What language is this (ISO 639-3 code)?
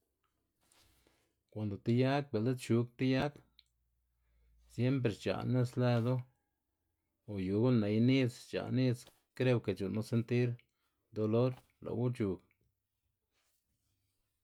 ztg